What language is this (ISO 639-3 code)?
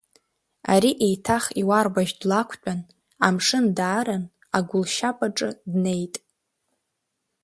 abk